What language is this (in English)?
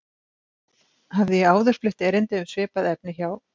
Icelandic